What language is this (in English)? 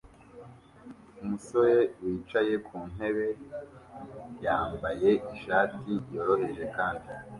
Kinyarwanda